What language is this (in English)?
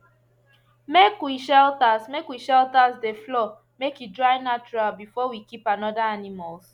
Nigerian Pidgin